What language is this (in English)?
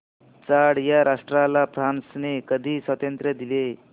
Marathi